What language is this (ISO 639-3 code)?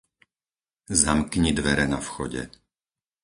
slk